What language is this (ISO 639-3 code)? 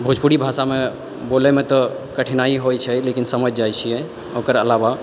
mai